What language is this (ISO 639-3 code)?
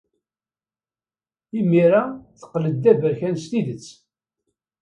kab